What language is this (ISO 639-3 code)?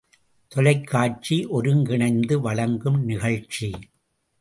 tam